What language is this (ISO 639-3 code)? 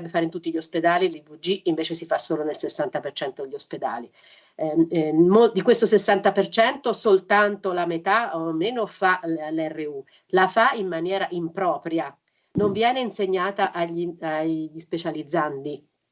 ita